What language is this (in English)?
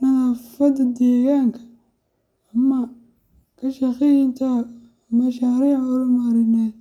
Somali